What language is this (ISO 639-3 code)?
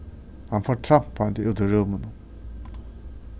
fao